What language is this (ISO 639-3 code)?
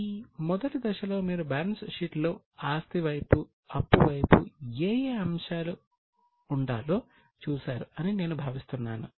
tel